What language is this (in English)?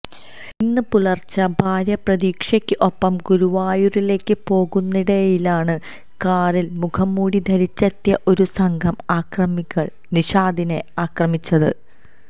Malayalam